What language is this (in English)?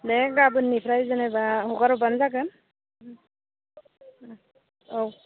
Bodo